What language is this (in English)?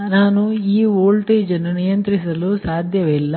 Kannada